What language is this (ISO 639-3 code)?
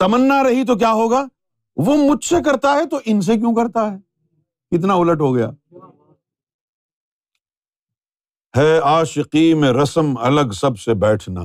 urd